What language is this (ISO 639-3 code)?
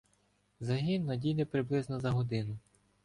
ukr